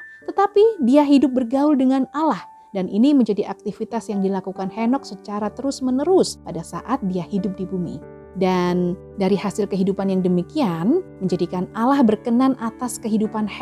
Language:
Indonesian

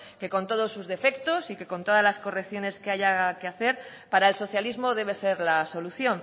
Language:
Spanish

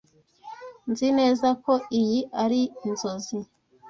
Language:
Kinyarwanda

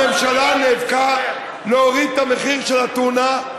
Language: Hebrew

